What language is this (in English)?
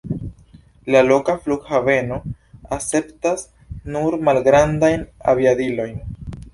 Esperanto